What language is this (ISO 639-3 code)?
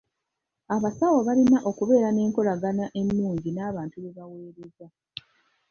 lug